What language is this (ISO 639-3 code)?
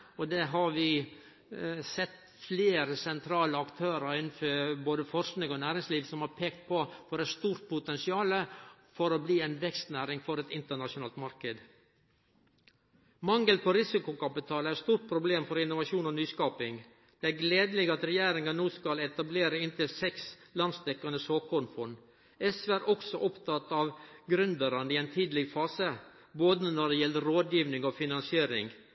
nno